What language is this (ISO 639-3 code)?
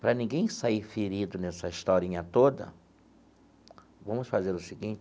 por